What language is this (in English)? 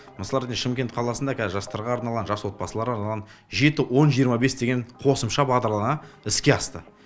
Kazakh